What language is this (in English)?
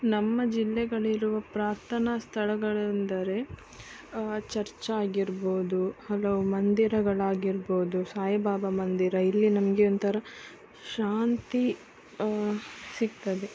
Kannada